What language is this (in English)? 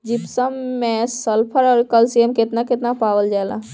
Bhojpuri